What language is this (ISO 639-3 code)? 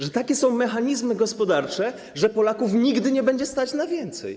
pol